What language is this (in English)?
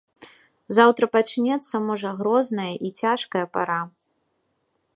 Belarusian